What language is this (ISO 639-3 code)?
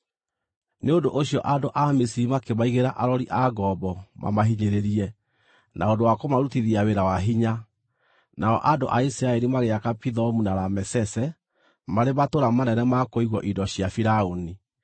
kik